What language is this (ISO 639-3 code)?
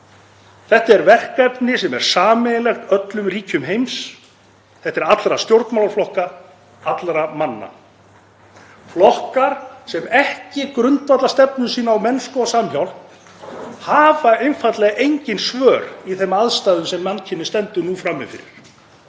isl